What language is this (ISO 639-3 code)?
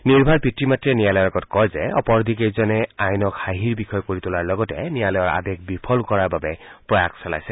asm